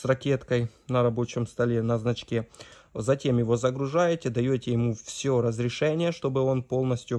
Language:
Russian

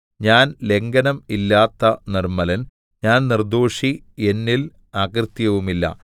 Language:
Malayalam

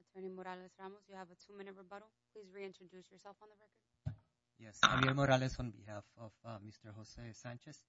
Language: English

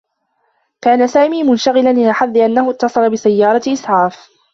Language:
Arabic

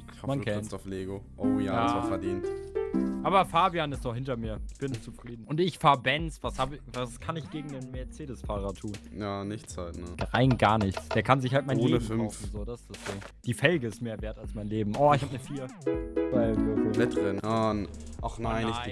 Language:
German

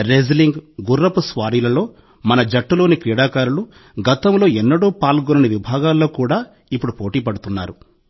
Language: Telugu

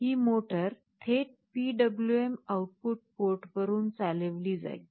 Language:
Marathi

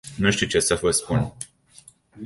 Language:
Romanian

